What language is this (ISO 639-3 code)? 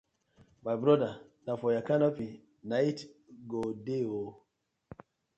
pcm